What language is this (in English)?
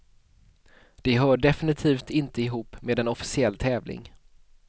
Swedish